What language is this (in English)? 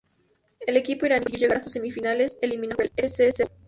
Spanish